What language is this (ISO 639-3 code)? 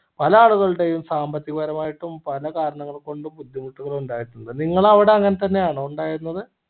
mal